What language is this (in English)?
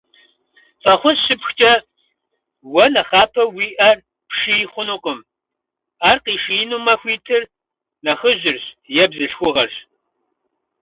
Kabardian